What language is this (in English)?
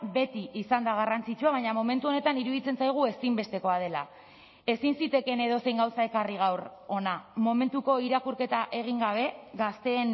Basque